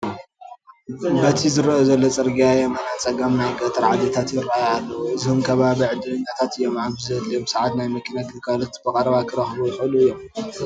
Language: Tigrinya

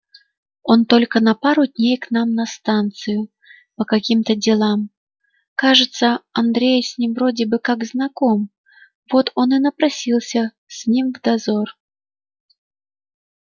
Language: Russian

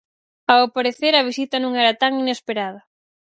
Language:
Galician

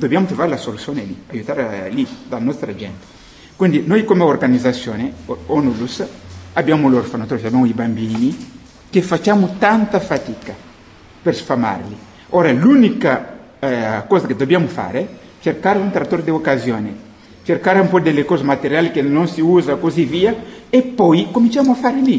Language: Italian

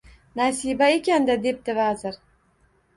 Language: Uzbek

